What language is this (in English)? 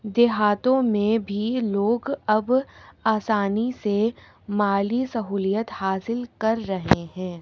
Urdu